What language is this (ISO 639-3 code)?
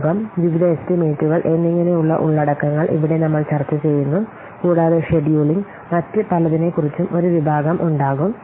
mal